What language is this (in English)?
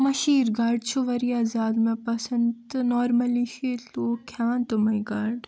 Kashmiri